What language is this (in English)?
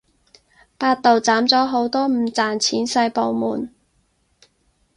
Cantonese